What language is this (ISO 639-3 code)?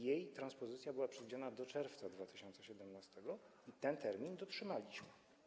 pol